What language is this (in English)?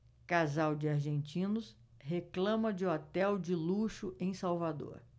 Portuguese